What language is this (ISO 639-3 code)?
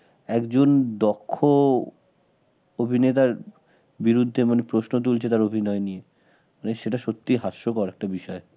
ben